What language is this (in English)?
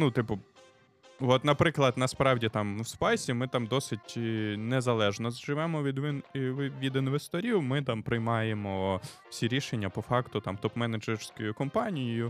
Ukrainian